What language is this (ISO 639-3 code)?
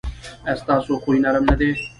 pus